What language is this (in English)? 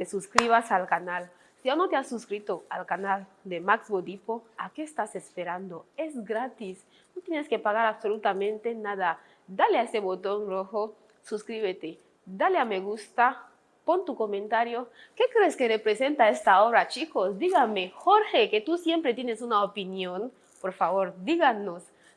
Spanish